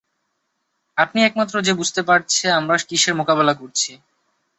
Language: Bangla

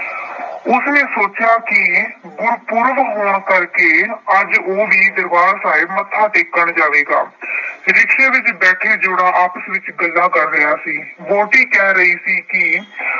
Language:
Punjabi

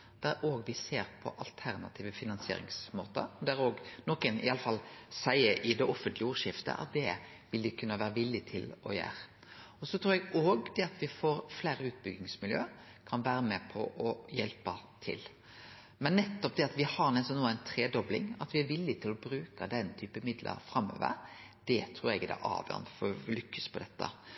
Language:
Norwegian Nynorsk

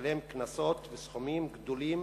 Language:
Hebrew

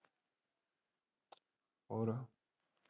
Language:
Punjabi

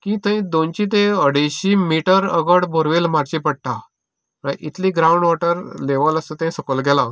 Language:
Konkani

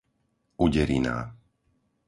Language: Slovak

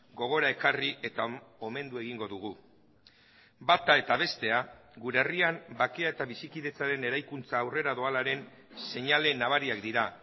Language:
Basque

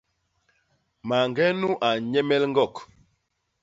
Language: Basaa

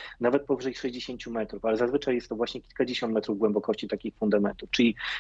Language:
Polish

